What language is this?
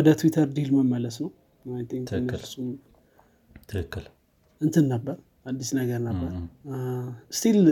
Amharic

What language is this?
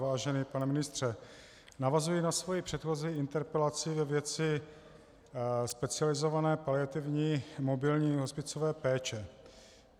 Czech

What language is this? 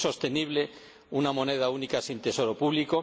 Spanish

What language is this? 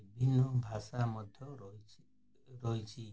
Odia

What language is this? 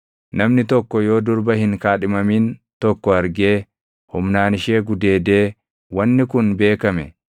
Oromo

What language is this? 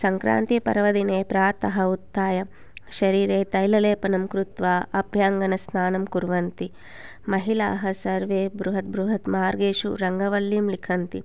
Sanskrit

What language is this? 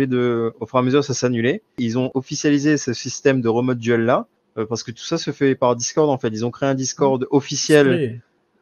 French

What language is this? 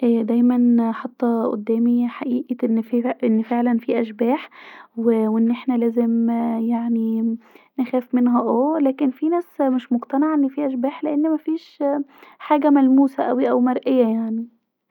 Egyptian Arabic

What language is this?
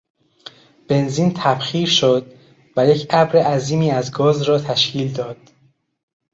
Persian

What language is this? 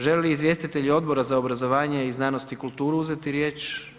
Croatian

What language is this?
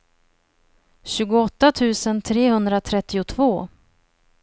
Swedish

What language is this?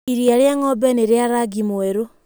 Kikuyu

